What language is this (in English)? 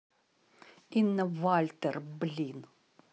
Russian